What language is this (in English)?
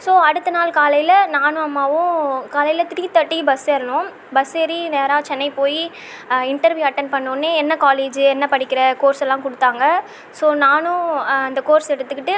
Tamil